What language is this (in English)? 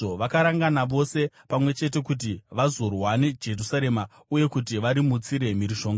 Shona